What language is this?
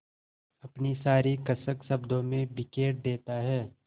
Hindi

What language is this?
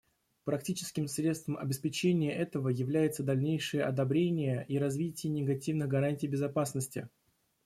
Russian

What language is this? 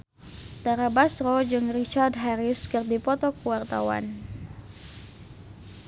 Sundanese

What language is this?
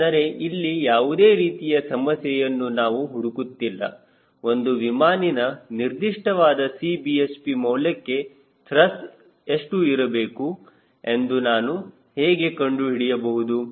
Kannada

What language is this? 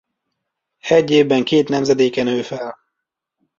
Hungarian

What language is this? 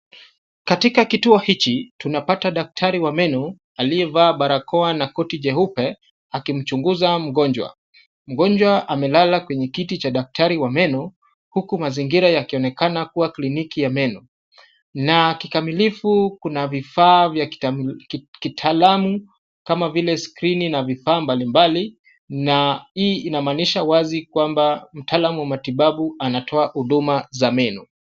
Swahili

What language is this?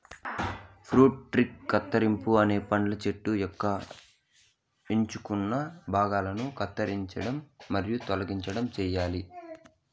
Telugu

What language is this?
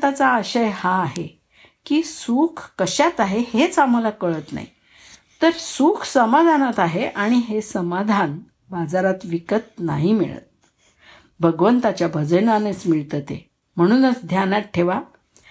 Marathi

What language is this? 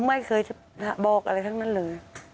Thai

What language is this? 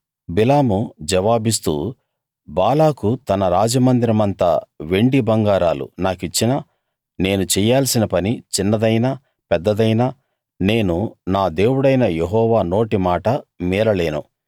Telugu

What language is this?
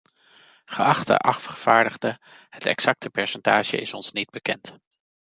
Dutch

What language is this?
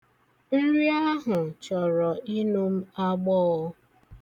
Igbo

